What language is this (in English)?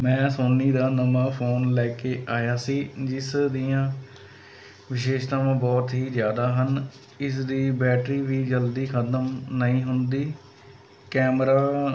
Punjabi